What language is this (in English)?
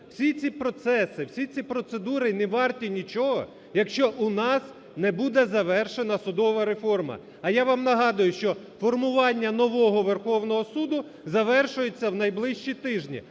Ukrainian